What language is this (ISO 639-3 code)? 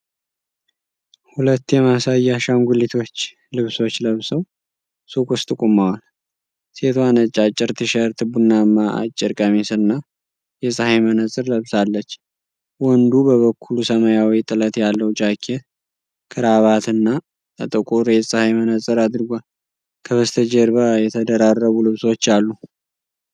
amh